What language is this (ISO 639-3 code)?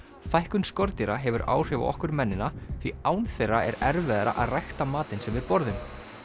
isl